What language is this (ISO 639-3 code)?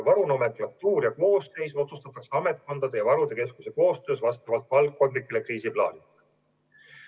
est